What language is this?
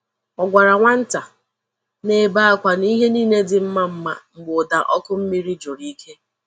Igbo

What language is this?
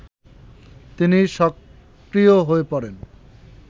Bangla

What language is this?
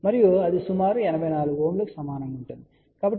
Telugu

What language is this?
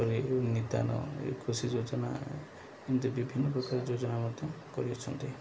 Odia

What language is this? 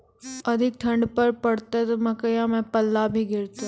Maithili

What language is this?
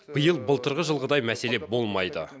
Kazakh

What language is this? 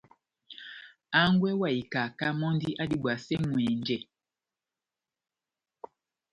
Batanga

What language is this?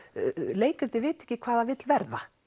Icelandic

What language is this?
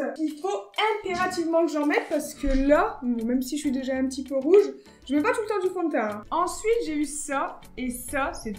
French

